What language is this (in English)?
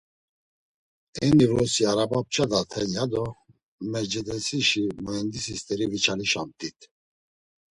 Laz